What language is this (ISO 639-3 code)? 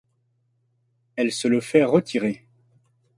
fra